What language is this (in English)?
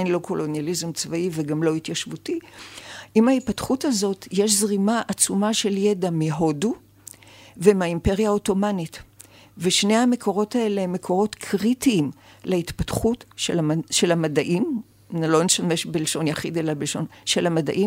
Hebrew